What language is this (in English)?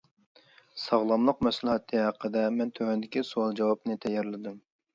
Uyghur